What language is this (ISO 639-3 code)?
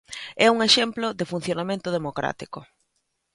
glg